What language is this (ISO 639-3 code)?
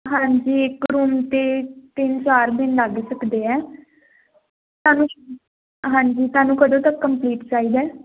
pan